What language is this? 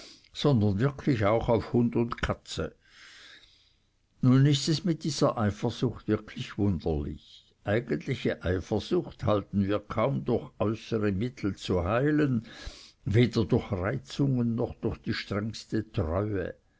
German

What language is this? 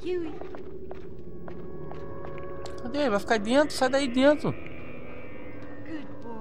Portuguese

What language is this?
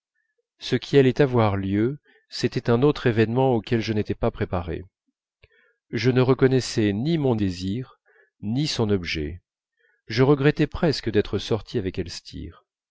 French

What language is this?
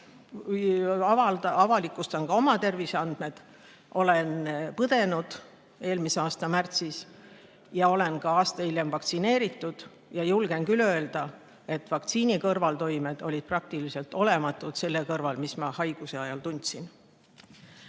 Estonian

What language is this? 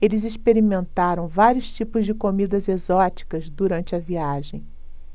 Portuguese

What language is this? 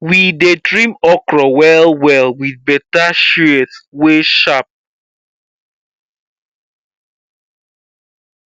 Nigerian Pidgin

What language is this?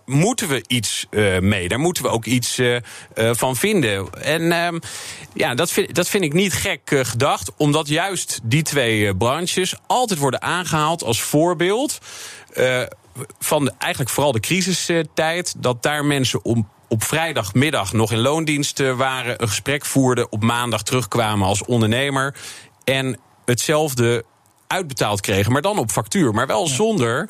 Dutch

